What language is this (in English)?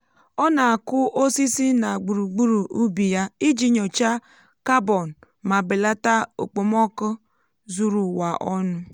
Igbo